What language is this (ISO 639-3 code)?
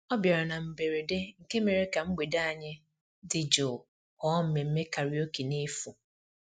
ibo